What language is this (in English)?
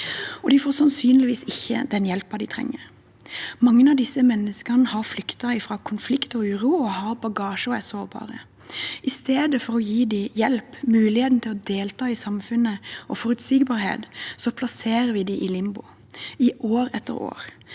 Norwegian